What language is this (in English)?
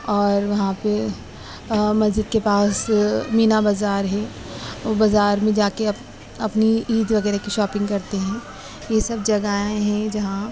Urdu